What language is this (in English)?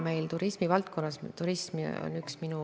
Estonian